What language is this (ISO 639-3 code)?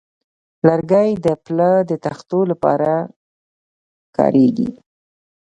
pus